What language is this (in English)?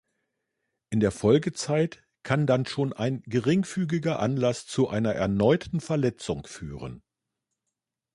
German